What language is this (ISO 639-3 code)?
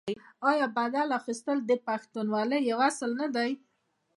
pus